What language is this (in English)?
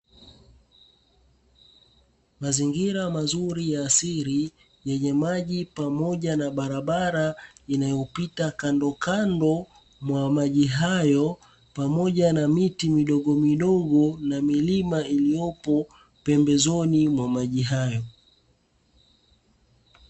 Swahili